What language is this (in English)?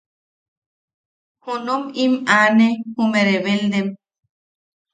Yaqui